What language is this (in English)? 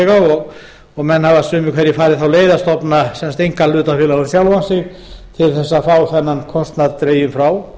Icelandic